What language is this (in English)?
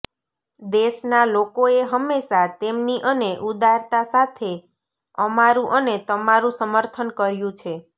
Gujarati